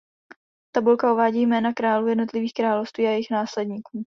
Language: Czech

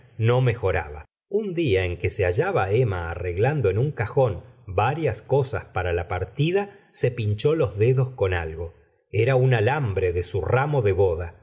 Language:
Spanish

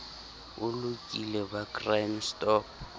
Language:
Southern Sotho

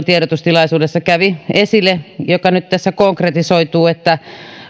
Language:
Finnish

